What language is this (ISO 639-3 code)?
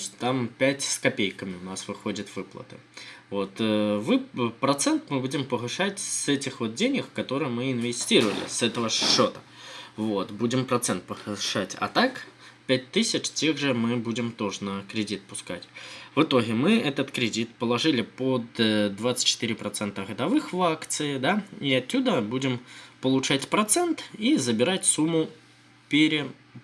rus